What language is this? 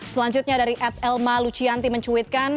Indonesian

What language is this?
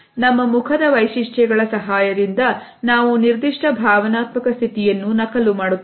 Kannada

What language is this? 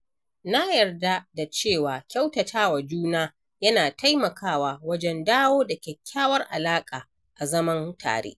Hausa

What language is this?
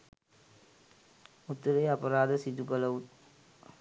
Sinhala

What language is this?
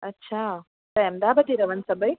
Sindhi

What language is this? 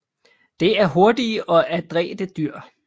Danish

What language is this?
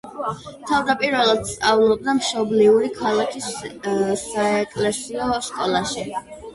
Georgian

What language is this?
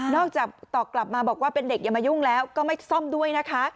Thai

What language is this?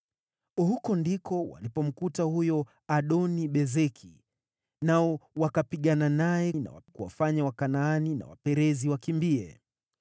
Swahili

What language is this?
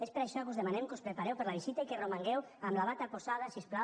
Catalan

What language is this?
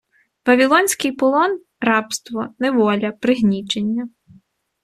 Ukrainian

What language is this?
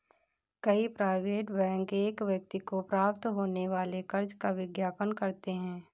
Hindi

